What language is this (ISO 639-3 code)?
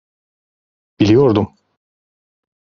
tur